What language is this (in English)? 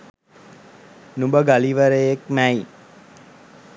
Sinhala